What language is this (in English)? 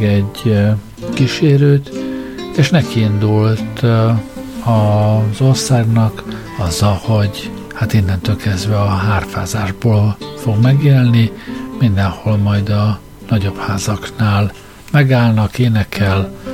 Hungarian